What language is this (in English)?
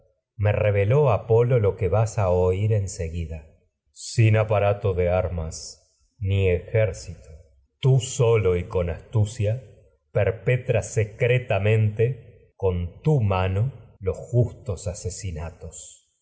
Spanish